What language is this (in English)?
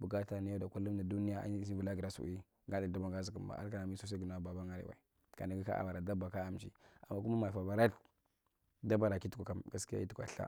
Marghi Central